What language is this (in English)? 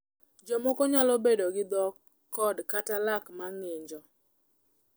Luo (Kenya and Tanzania)